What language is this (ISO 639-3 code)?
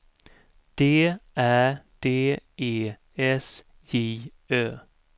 swe